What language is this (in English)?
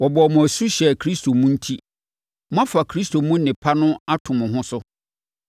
Akan